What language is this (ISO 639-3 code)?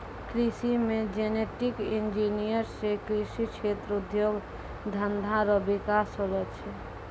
mai